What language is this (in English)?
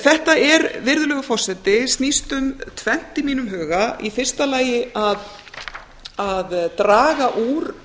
Icelandic